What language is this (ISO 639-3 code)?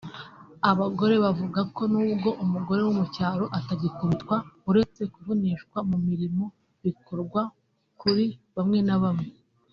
kin